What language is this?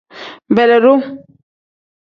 Tem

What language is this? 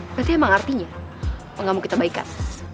Indonesian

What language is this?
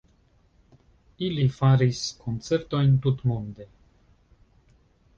Esperanto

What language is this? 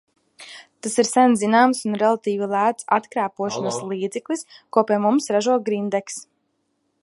Latvian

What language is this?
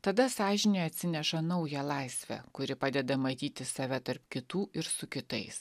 Lithuanian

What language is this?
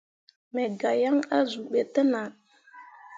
Mundang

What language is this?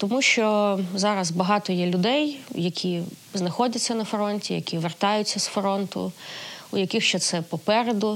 Ukrainian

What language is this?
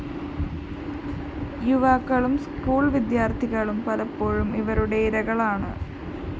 Malayalam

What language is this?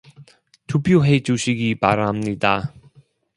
Korean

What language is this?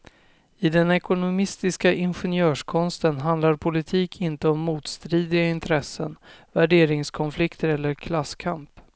Swedish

